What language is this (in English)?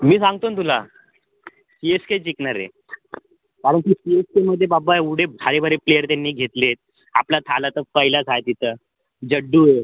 Marathi